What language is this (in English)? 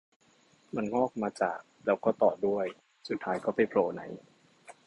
Thai